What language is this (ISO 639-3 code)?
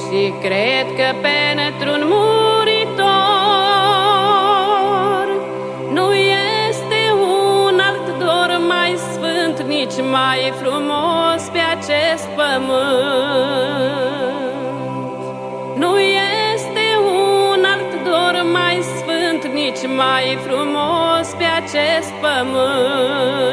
ron